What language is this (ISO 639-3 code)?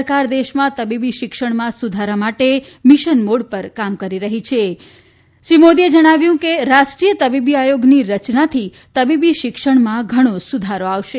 guj